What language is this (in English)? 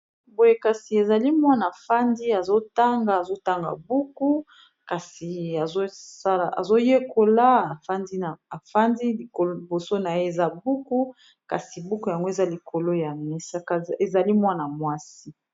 Lingala